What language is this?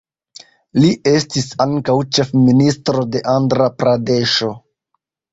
Esperanto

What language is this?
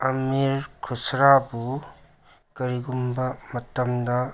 Manipuri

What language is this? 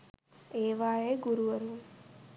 Sinhala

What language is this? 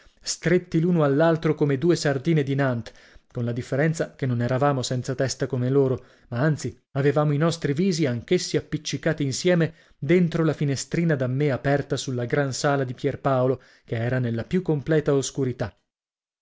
Italian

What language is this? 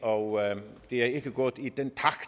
Danish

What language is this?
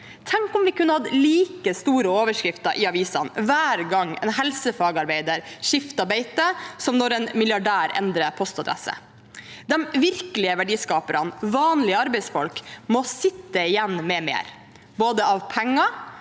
Norwegian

